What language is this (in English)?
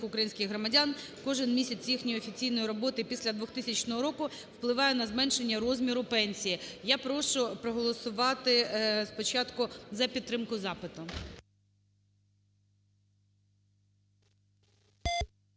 Ukrainian